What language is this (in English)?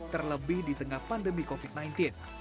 Indonesian